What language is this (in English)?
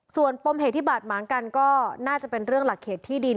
Thai